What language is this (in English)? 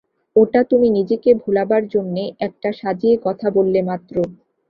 Bangla